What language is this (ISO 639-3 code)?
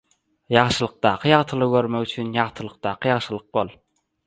tuk